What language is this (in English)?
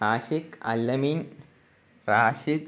Malayalam